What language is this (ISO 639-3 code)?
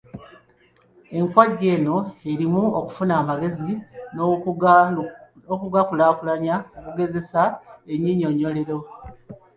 lug